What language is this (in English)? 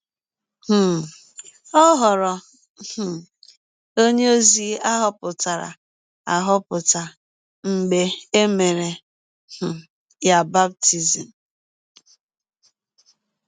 Igbo